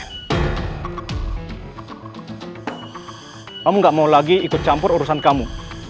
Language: Indonesian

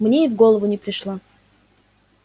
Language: Russian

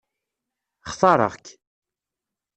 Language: Kabyle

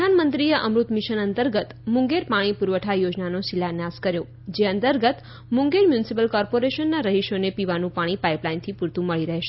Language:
Gujarati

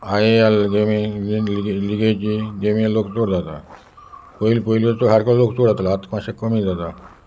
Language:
Konkani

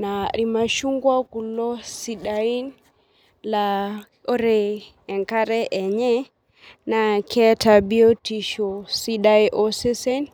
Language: Masai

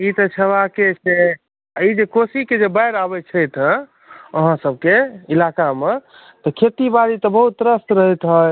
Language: Maithili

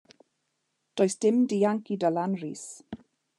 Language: Welsh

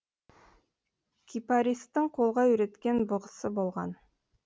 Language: Kazakh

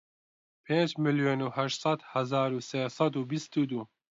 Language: Central Kurdish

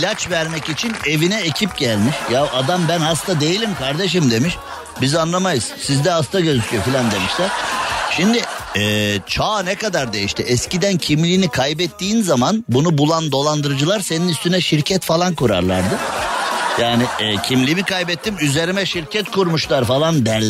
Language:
Turkish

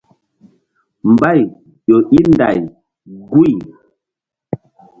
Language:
Mbum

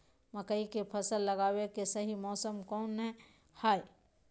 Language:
Magahi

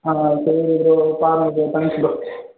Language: Tamil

